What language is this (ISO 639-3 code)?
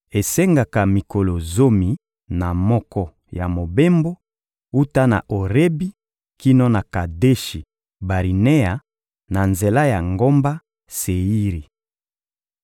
lin